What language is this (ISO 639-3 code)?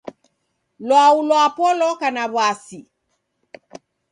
dav